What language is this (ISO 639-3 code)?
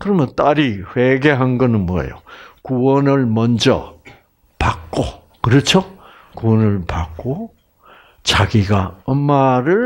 kor